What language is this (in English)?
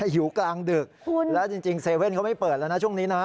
Thai